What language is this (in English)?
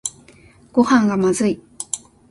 Japanese